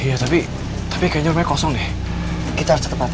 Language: Indonesian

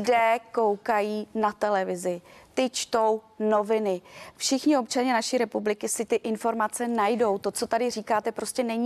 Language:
Czech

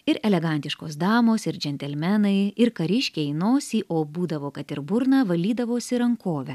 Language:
Lithuanian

